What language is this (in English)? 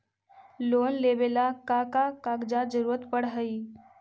Magahi